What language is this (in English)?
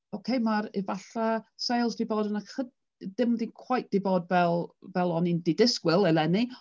Welsh